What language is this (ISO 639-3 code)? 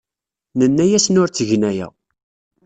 kab